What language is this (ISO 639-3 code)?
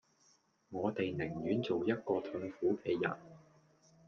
yue